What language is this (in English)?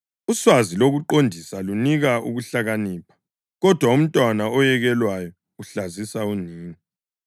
North Ndebele